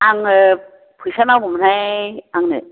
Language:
Bodo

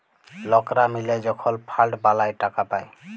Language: Bangla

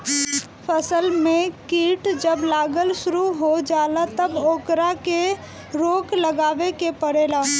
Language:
Bhojpuri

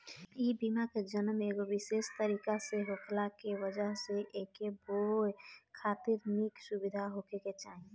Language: Bhojpuri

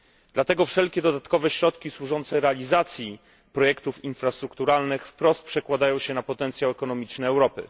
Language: Polish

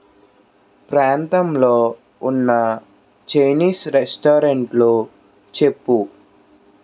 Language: Telugu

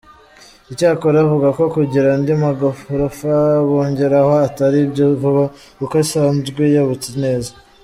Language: Kinyarwanda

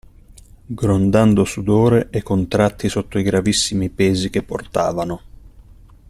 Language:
Italian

